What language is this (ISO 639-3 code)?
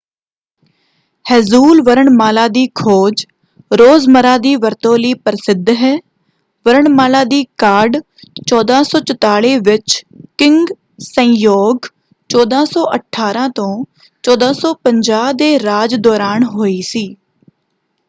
pan